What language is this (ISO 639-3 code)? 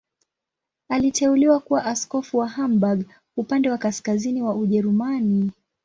swa